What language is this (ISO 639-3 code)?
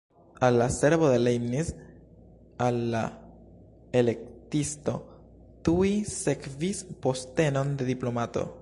epo